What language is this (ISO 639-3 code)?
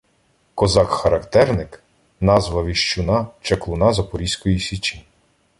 ukr